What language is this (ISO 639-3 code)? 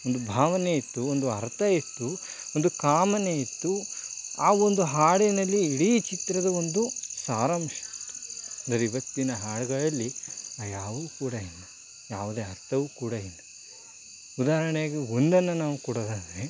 kan